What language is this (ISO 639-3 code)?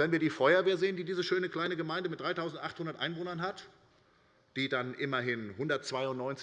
deu